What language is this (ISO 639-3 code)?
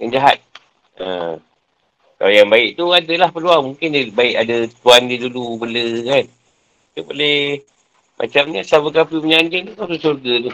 msa